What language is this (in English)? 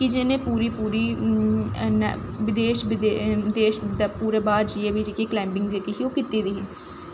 Dogri